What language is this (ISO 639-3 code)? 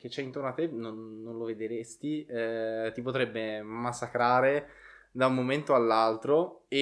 ita